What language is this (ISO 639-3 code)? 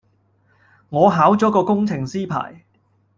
yue